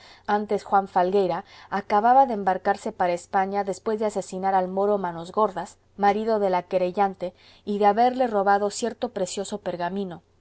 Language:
Spanish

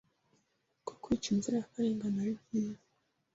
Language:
Kinyarwanda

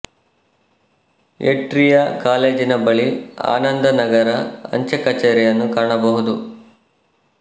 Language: Kannada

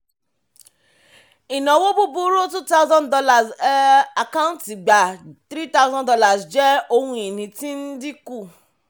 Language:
Yoruba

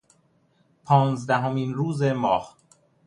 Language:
Persian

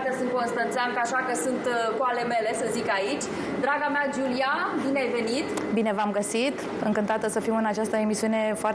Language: Romanian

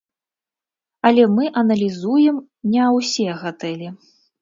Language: Belarusian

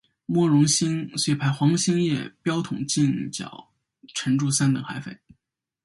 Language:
Chinese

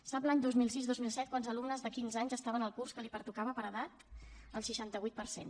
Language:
Catalan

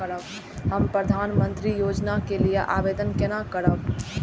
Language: Maithili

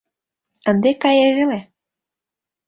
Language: Mari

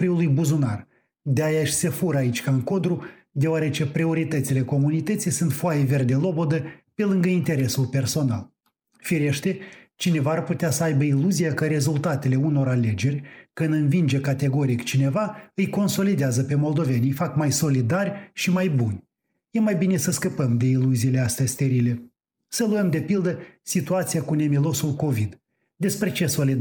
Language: Romanian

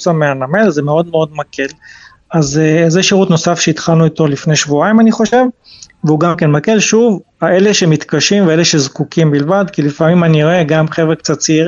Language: Hebrew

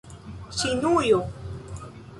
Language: Esperanto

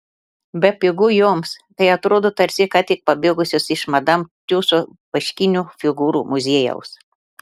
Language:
Lithuanian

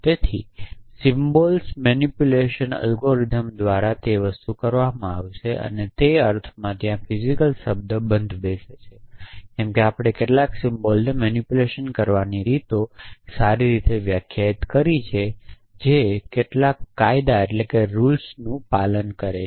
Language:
Gujarati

